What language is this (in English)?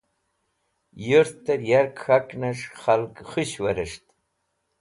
Wakhi